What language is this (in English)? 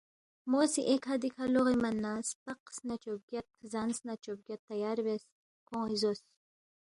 Balti